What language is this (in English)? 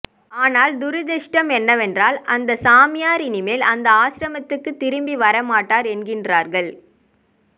Tamil